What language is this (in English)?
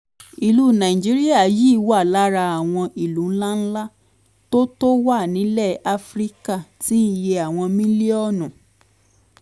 Yoruba